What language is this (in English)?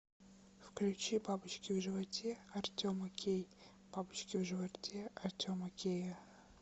Russian